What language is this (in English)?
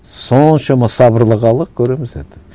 Kazakh